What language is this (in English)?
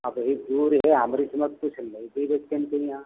Hindi